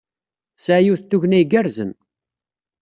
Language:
Kabyle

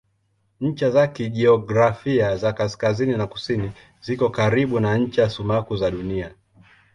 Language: Swahili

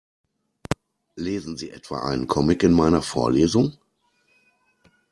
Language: German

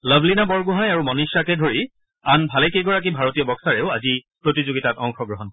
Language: Assamese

